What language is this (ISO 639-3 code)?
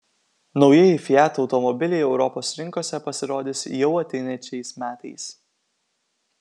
lit